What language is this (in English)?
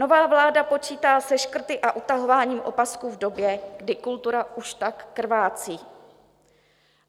Czech